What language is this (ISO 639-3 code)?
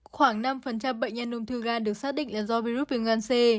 vie